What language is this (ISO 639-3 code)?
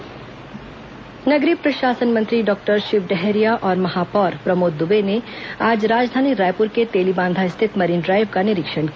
hin